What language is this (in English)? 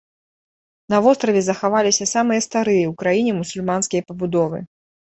Belarusian